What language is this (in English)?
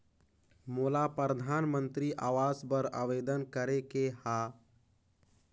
Chhattisgarhi